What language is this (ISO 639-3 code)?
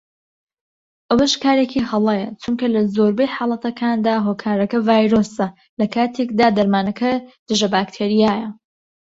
ckb